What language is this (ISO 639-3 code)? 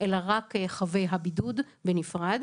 heb